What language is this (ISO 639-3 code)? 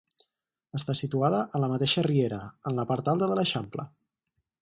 cat